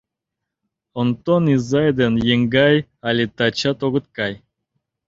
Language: Mari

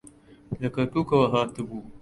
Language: Central Kurdish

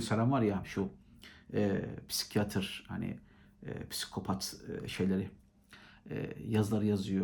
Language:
Turkish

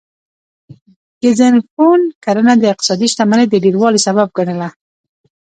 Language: Pashto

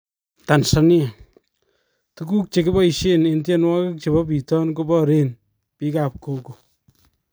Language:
Kalenjin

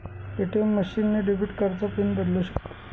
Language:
Marathi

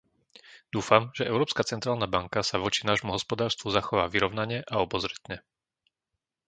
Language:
Slovak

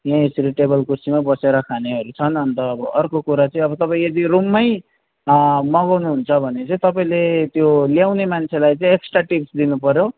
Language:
Nepali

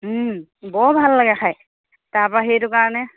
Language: Assamese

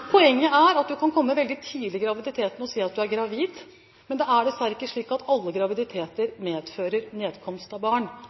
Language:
Norwegian Bokmål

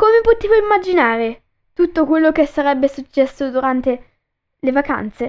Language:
Italian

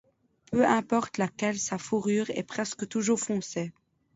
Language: French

